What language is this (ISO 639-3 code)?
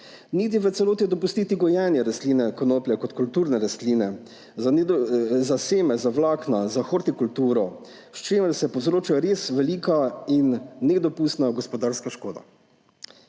slv